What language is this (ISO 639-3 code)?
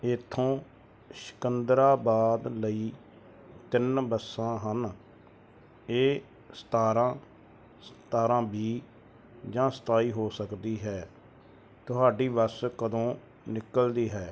pan